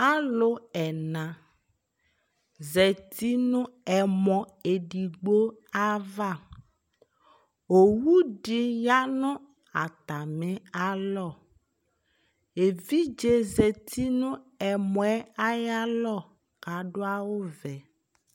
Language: Ikposo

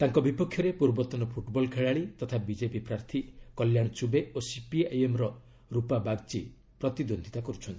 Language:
Odia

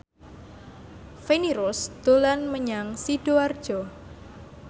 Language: Javanese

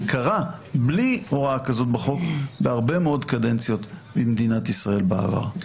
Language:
Hebrew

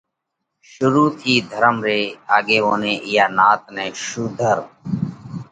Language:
Parkari Koli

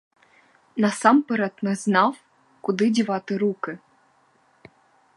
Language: Ukrainian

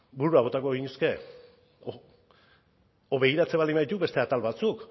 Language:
Basque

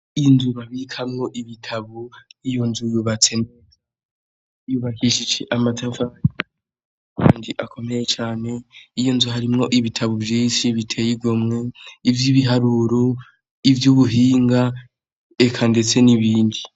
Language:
Rundi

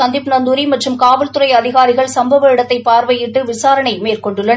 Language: Tamil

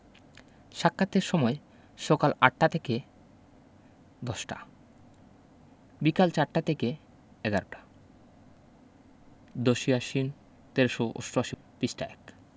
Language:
Bangla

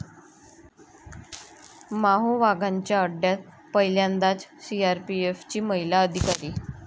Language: Marathi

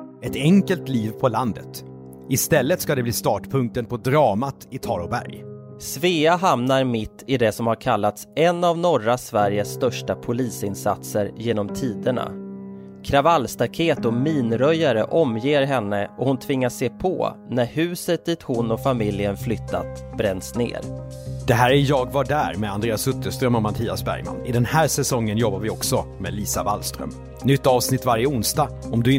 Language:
Swedish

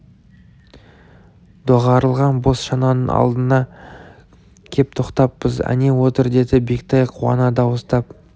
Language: Kazakh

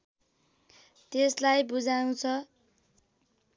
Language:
Nepali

